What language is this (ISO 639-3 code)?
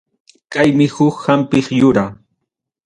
quy